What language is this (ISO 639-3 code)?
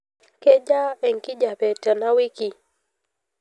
mas